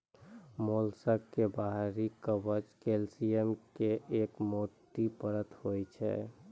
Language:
Maithili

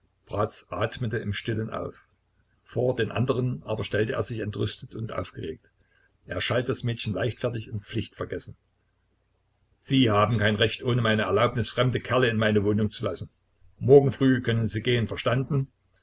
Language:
German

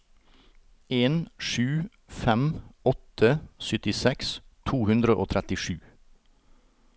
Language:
Norwegian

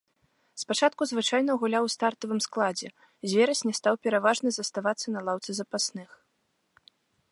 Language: Belarusian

